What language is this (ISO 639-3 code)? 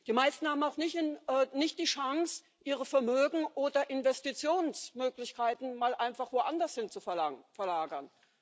deu